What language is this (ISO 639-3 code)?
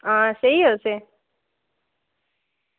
doi